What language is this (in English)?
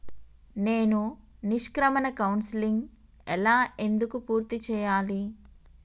Telugu